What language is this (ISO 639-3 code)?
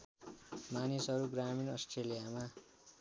nep